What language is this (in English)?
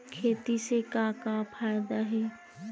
Chhattisgarhi